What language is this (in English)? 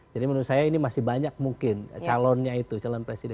Indonesian